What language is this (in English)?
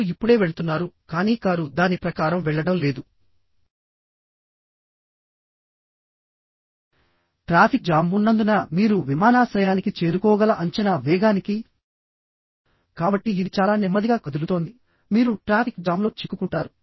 Telugu